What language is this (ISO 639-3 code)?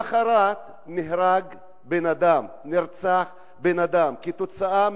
heb